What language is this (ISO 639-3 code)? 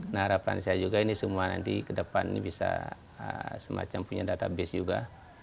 ind